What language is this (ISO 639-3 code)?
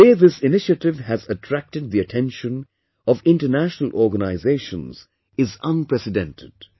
eng